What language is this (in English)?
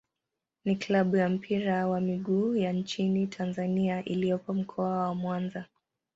Swahili